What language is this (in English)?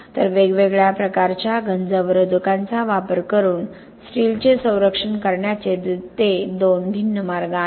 Marathi